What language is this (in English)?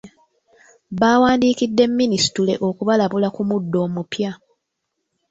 Ganda